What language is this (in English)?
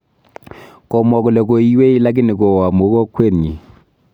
Kalenjin